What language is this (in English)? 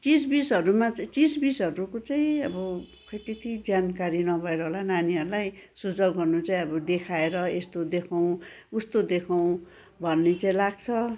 Nepali